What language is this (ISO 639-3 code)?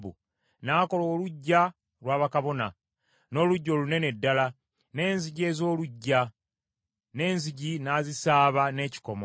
lug